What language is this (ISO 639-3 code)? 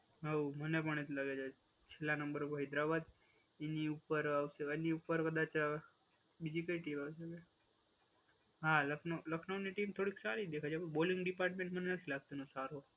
guj